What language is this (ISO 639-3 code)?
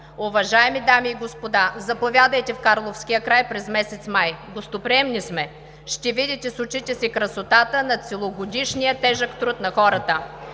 bul